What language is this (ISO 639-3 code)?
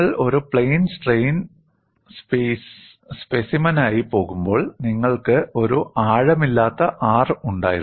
mal